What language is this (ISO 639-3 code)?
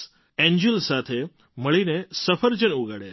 guj